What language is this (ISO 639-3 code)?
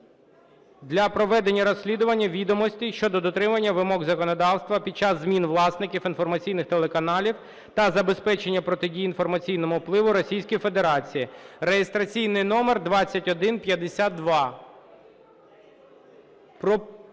ukr